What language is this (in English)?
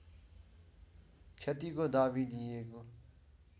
Nepali